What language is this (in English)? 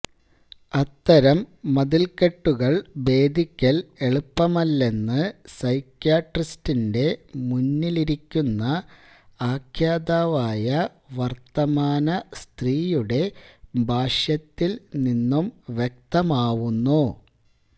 Malayalam